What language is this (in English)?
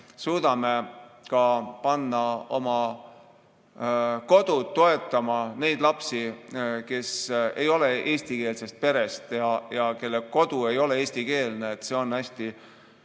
Estonian